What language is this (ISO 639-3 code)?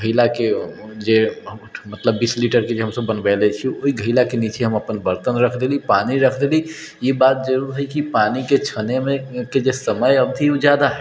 mai